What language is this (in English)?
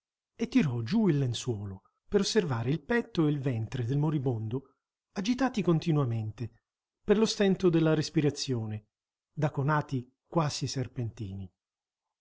Italian